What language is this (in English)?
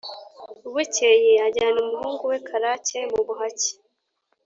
Kinyarwanda